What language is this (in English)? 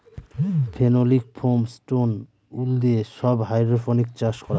Bangla